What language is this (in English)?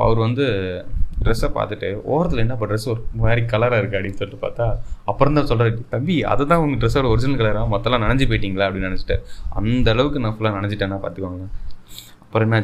Tamil